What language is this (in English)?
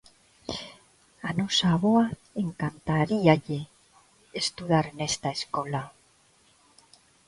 Galician